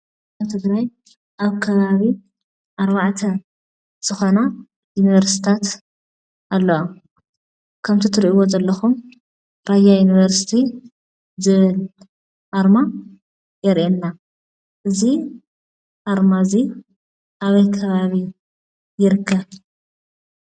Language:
Tigrinya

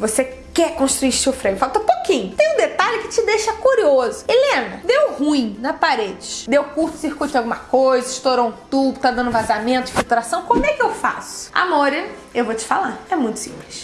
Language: Portuguese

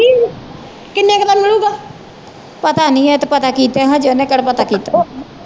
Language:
Punjabi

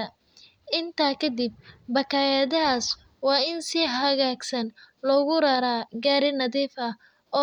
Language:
Somali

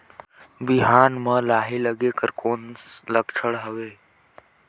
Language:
Chhattisgarhi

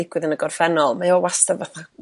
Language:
Welsh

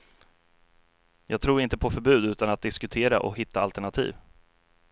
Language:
Swedish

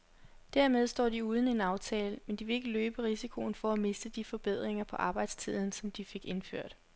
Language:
Danish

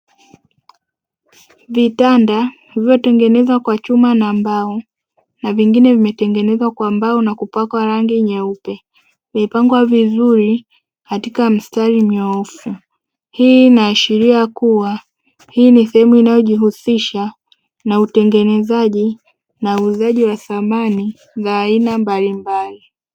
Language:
Swahili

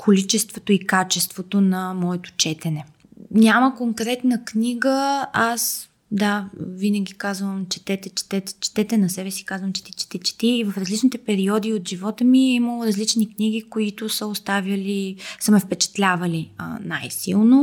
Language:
Bulgarian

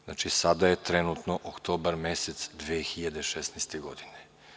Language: Serbian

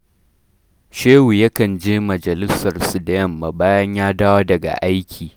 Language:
Hausa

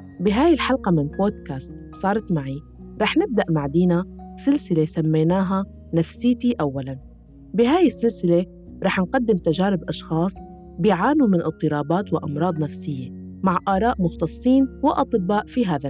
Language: Arabic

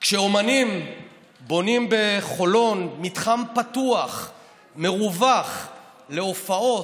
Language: Hebrew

